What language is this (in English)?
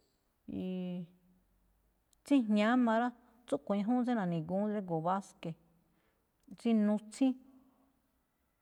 Malinaltepec Me'phaa